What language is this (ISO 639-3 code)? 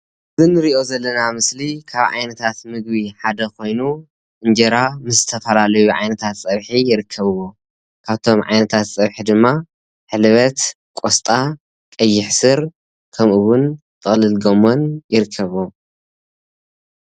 tir